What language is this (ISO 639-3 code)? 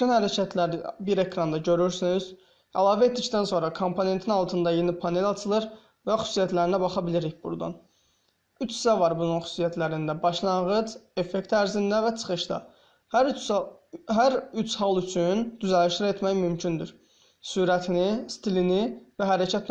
tur